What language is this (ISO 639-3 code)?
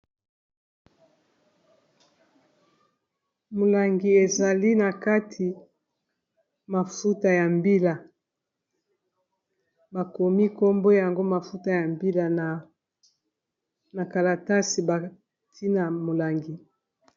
lin